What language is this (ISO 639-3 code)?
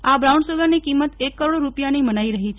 guj